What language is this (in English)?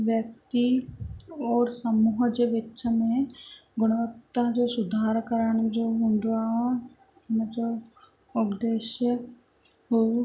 Sindhi